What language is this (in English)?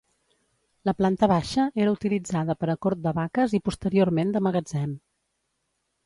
Catalan